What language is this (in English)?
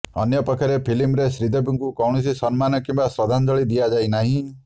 Odia